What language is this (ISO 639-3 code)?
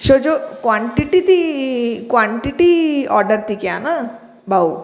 snd